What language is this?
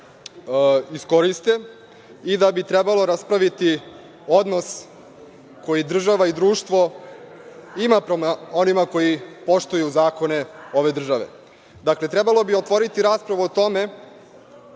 Serbian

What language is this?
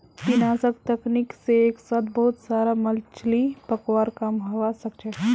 Magahi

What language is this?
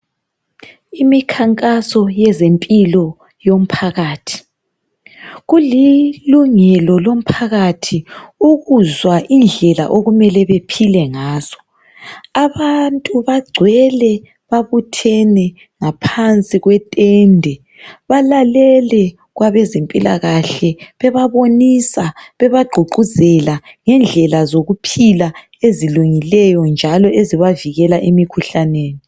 North Ndebele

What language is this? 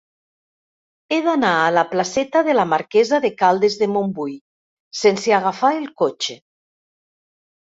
Catalan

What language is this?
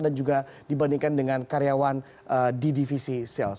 Indonesian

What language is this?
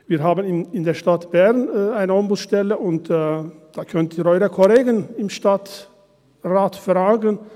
Swiss German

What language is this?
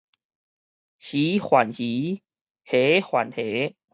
Min Nan Chinese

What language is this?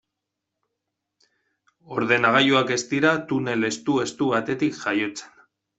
Basque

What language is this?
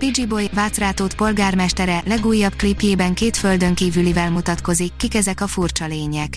Hungarian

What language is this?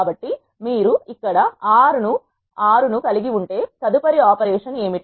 Telugu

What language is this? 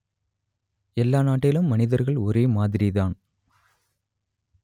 Tamil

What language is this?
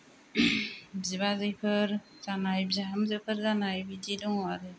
Bodo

